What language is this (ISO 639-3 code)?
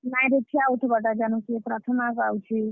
ori